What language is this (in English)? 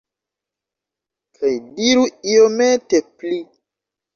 Esperanto